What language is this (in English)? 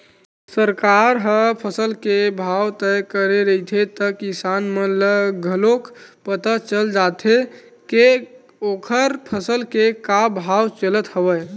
Chhattisgarhi